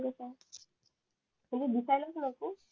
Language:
Marathi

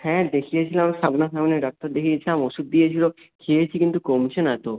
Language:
Bangla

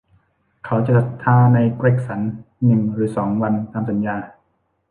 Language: Thai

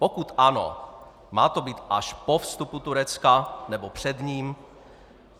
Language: Czech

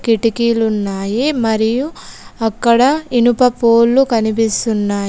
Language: Telugu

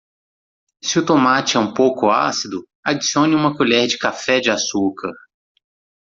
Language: Portuguese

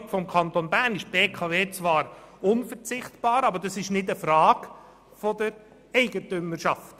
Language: Swiss German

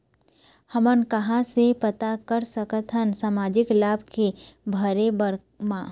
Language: Chhattisgarhi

